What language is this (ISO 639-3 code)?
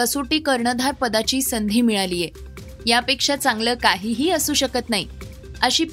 mar